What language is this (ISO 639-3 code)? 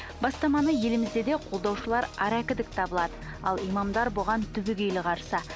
kaz